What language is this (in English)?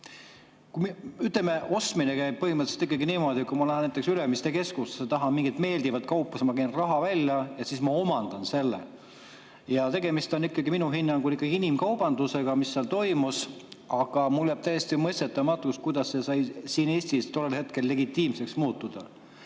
Estonian